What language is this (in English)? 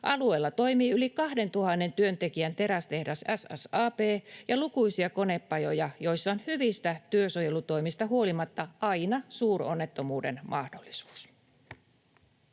Finnish